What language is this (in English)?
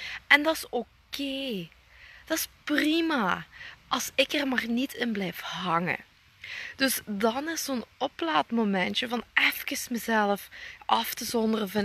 Dutch